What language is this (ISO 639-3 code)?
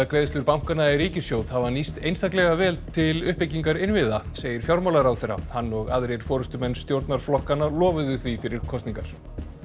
isl